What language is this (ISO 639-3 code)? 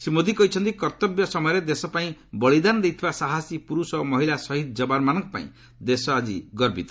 ori